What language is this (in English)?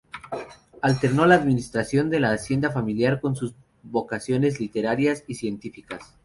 Spanish